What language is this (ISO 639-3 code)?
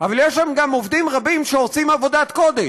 heb